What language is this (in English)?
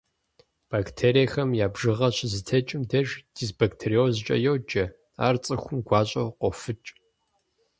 Kabardian